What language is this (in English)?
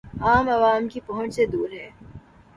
Urdu